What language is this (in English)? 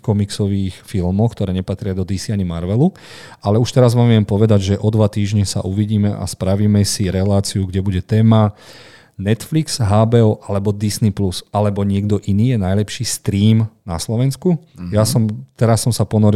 Slovak